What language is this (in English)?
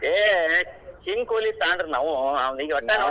Kannada